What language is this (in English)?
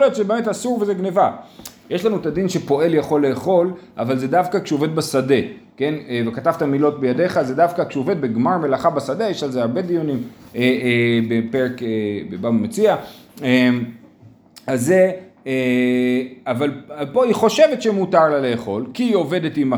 Hebrew